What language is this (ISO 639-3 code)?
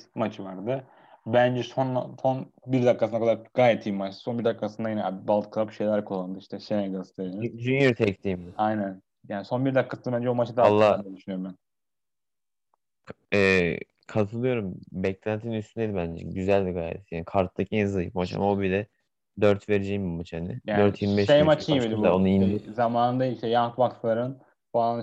tur